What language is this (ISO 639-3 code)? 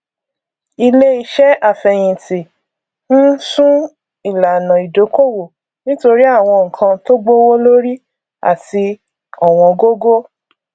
yor